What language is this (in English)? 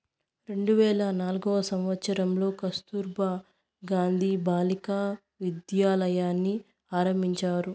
Telugu